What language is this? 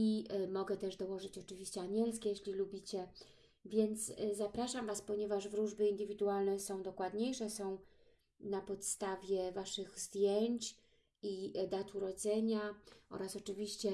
Polish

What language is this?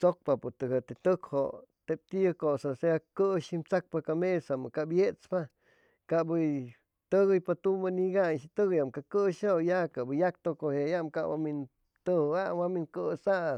Chimalapa Zoque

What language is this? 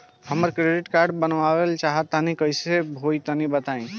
Bhojpuri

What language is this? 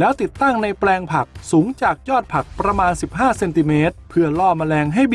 Thai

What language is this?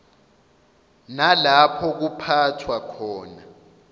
Zulu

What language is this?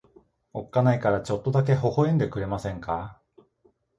Japanese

